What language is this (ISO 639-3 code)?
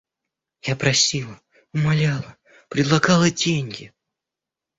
rus